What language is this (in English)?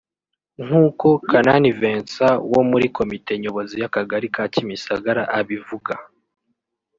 Kinyarwanda